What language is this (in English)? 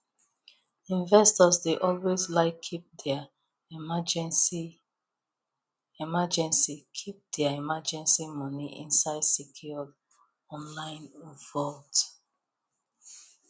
Nigerian Pidgin